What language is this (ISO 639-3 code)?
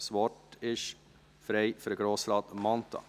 gsw